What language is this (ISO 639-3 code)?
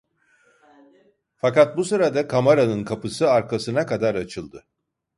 tur